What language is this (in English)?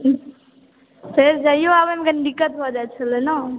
Maithili